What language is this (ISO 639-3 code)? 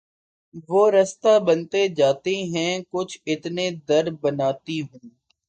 urd